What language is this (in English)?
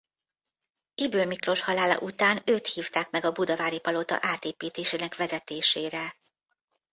Hungarian